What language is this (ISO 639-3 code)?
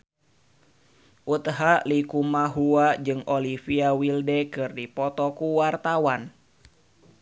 sun